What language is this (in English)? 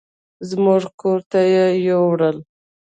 Pashto